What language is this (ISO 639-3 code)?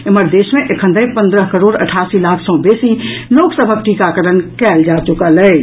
mai